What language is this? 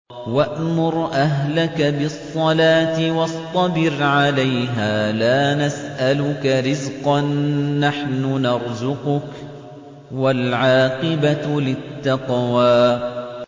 Arabic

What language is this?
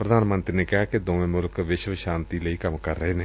Punjabi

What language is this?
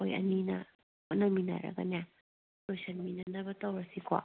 Manipuri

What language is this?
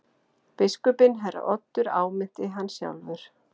Icelandic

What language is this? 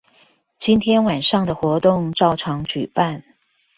Chinese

